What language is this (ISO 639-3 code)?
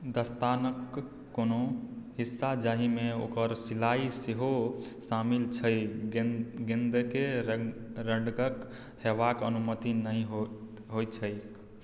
mai